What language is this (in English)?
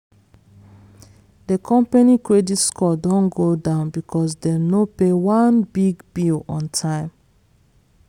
Nigerian Pidgin